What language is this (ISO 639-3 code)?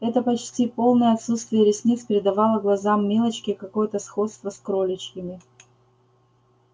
rus